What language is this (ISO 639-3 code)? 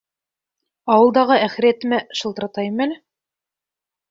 bak